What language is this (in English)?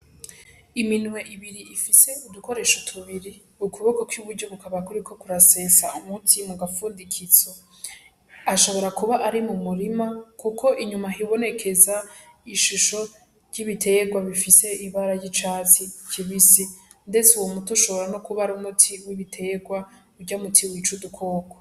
Rundi